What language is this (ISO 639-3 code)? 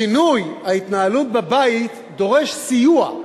heb